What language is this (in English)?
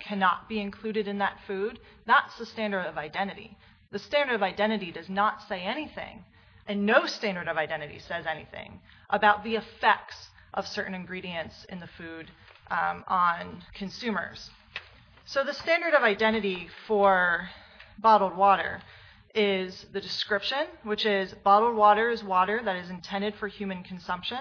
English